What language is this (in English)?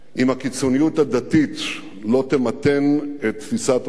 Hebrew